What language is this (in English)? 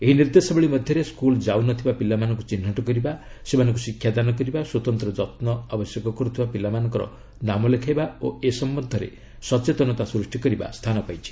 Odia